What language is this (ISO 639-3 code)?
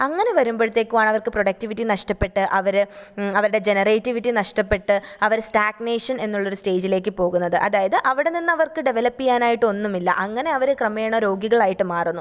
mal